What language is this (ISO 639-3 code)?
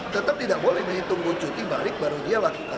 ind